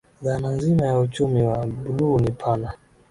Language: Swahili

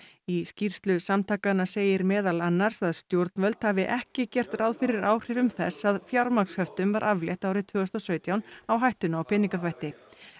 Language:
Icelandic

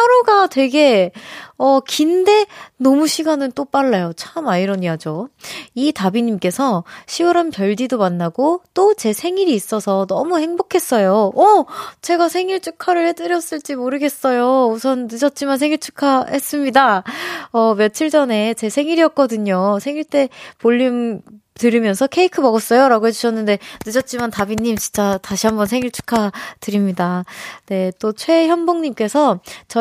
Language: Korean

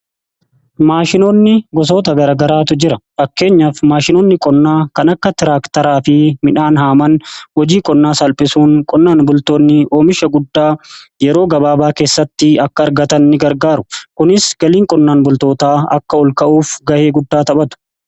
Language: Oromo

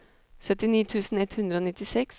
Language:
Norwegian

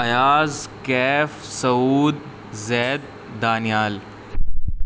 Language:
Urdu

